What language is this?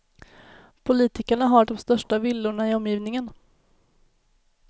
Swedish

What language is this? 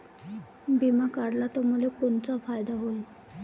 Marathi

